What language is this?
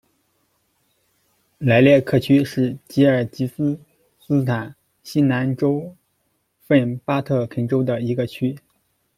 Chinese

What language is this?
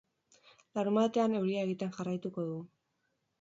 Basque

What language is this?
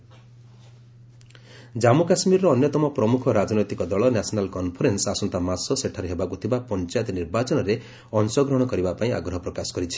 Odia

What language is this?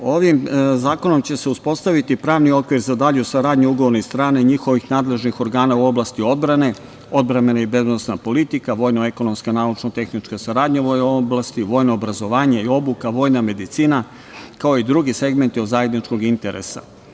Serbian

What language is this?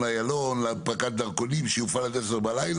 Hebrew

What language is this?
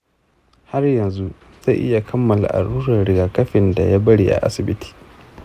Hausa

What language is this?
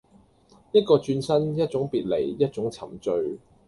Cantonese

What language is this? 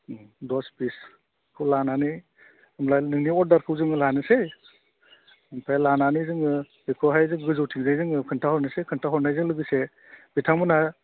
Bodo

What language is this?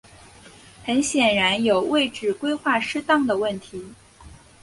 Chinese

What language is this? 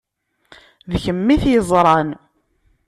Kabyle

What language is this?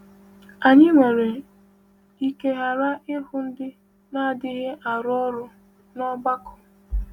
Igbo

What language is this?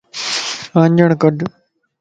Lasi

